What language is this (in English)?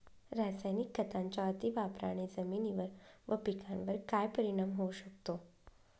Marathi